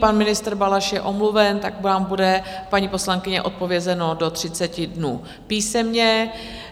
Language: Czech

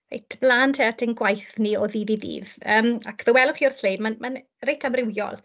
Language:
Welsh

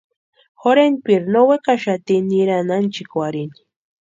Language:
Western Highland Purepecha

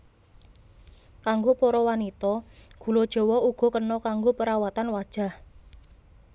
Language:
Javanese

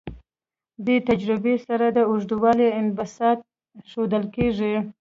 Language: Pashto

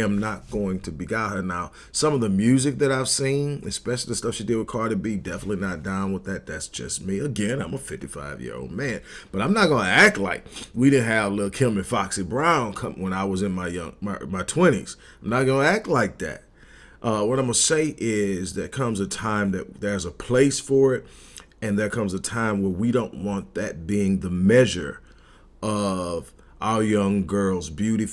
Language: English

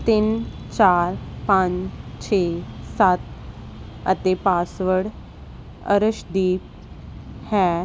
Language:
Punjabi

